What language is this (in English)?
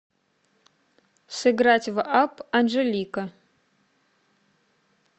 Russian